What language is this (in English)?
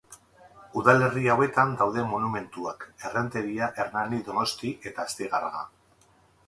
Basque